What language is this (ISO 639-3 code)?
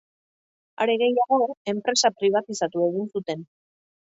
eus